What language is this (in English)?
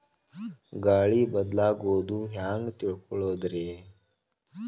Kannada